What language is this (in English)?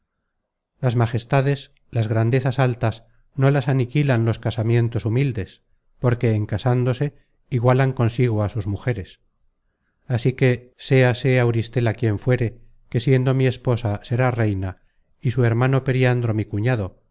Spanish